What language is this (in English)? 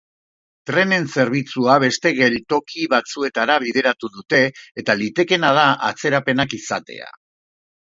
Basque